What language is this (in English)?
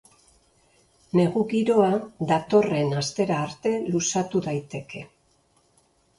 Basque